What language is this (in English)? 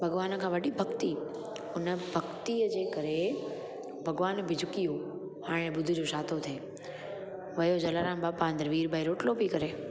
Sindhi